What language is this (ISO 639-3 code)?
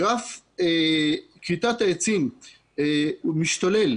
heb